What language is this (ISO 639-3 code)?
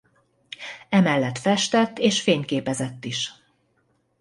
hun